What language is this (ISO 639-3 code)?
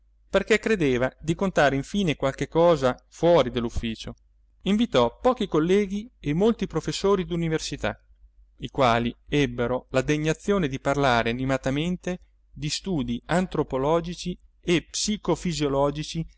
ita